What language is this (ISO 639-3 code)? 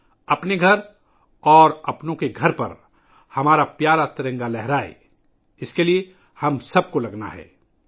urd